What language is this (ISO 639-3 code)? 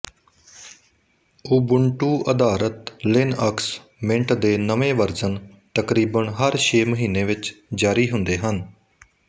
pan